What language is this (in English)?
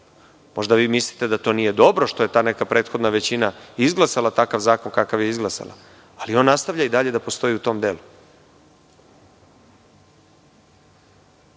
Serbian